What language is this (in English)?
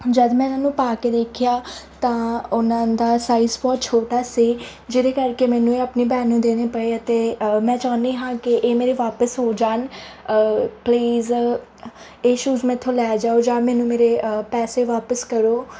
Punjabi